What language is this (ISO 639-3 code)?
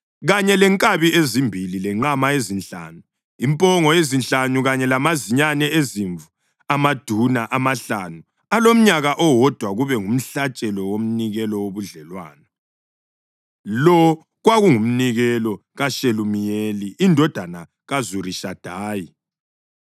nde